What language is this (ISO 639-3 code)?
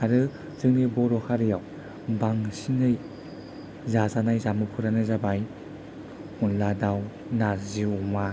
brx